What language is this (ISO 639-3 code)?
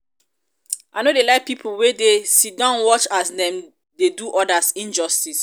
pcm